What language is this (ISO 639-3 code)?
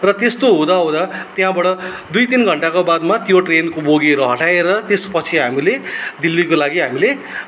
nep